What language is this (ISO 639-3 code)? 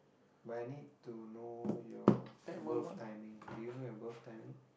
eng